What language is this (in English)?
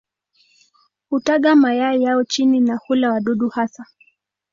Swahili